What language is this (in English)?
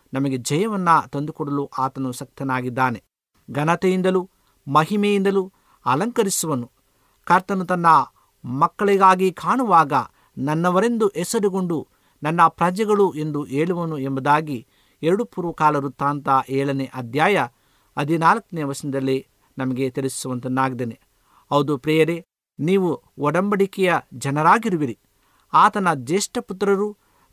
Kannada